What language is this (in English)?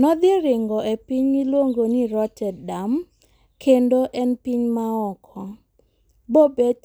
Luo (Kenya and Tanzania)